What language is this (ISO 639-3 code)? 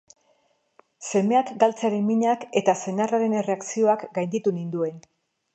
eus